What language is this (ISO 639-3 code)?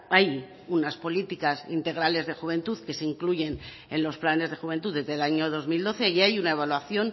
spa